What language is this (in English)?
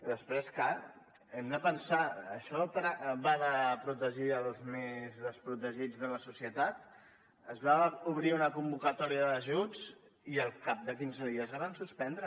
Catalan